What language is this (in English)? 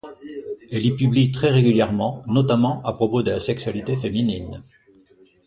French